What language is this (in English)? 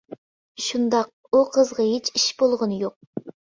Uyghur